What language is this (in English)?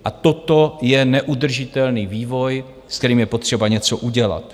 Czech